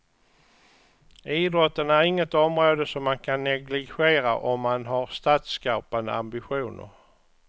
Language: Swedish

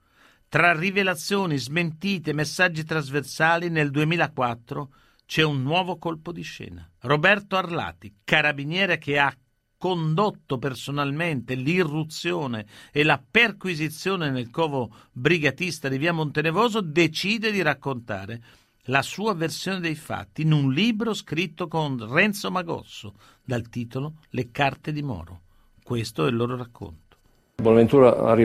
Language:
Italian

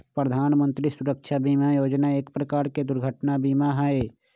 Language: Magahi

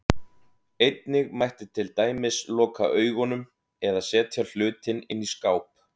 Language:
Icelandic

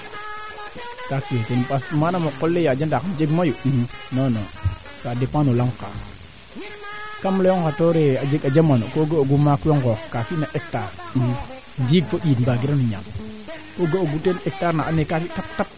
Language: Serer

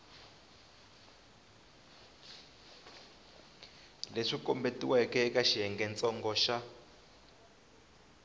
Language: Tsonga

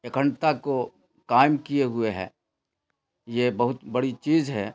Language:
Urdu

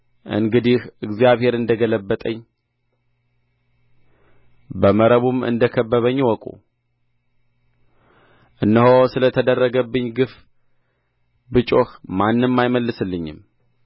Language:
Amharic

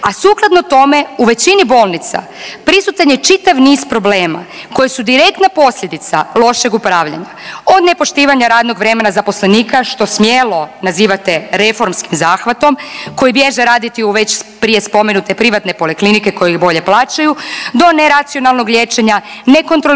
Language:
Croatian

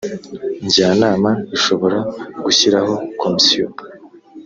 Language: Kinyarwanda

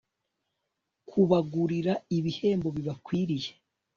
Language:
Kinyarwanda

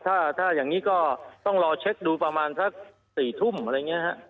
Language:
Thai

